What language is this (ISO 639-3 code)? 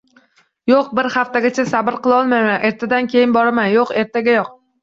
uzb